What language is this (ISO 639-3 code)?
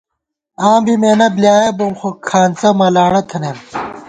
gwt